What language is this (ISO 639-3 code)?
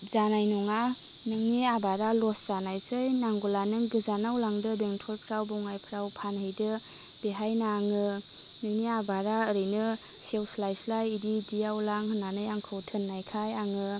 brx